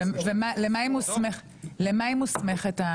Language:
Hebrew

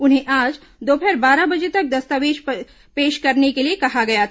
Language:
Hindi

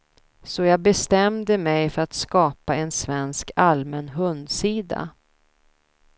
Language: Swedish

